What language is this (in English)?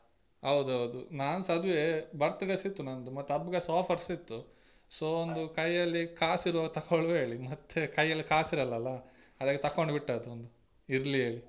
Kannada